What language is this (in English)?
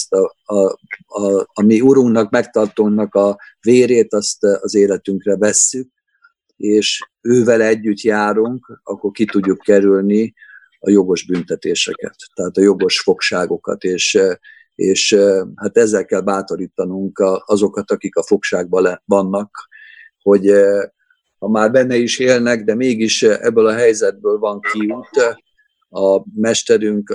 Hungarian